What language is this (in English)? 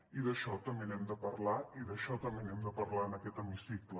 Catalan